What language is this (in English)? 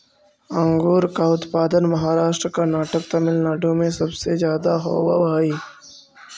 Magahi